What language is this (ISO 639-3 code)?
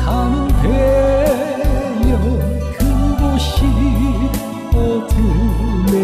kor